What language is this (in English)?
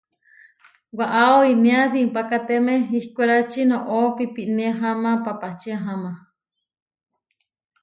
Huarijio